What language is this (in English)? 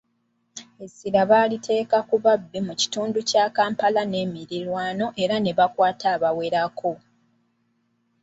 Ganda